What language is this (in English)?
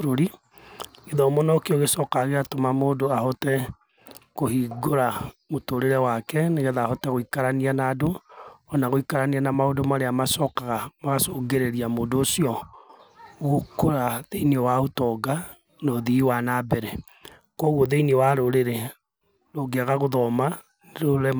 Kikuyu